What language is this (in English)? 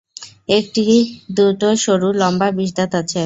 Bangla